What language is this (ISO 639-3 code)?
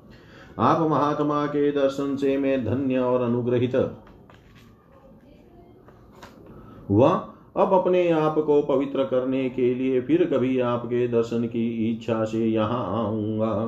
hin